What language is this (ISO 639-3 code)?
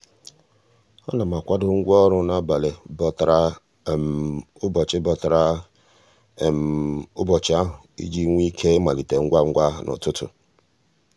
ibo